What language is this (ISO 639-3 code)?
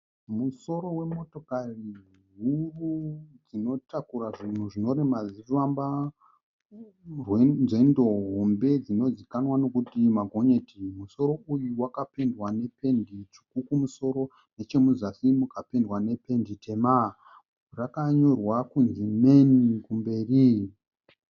sna